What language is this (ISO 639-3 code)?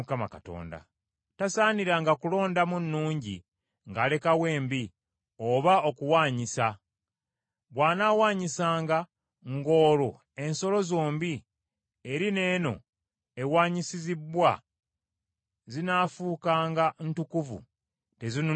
lug